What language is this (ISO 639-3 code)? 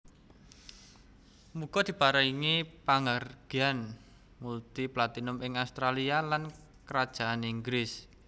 jav